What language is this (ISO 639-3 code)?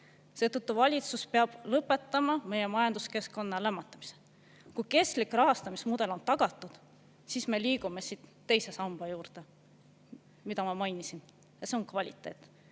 est